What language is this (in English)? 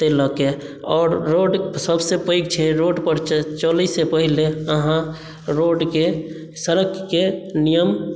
Maithili